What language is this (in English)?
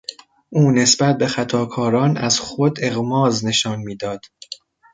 Persian